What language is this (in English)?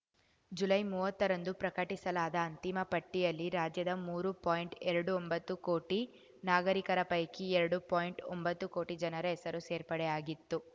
Kannada